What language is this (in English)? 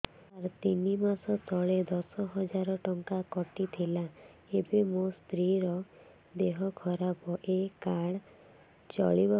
Odia